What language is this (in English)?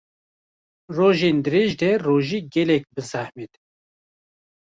Kurdish